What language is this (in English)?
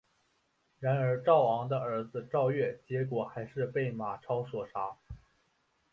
Chinese